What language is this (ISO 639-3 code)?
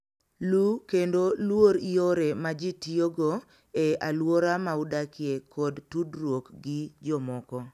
luo